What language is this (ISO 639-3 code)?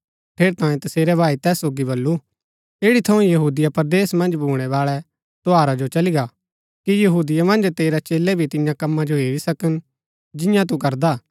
gbk